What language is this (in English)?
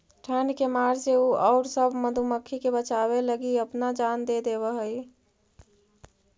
Magahi